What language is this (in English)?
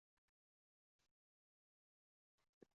Uzbek